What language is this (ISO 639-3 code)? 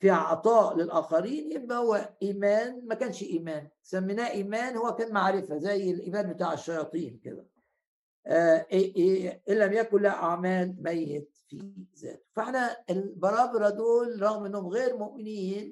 ara